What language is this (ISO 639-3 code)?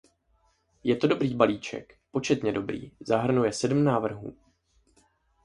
ces